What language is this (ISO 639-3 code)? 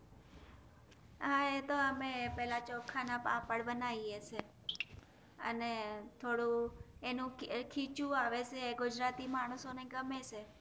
guj